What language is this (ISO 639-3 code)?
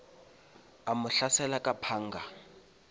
nso